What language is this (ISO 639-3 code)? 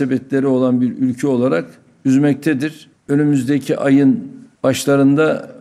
tur